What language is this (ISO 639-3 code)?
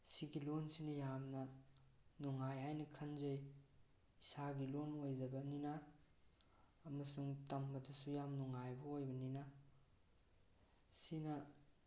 mni